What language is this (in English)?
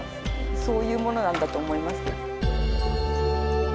Japanese